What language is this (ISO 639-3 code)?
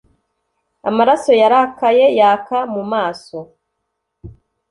kin